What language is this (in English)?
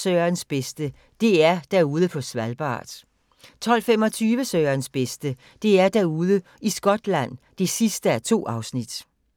Danish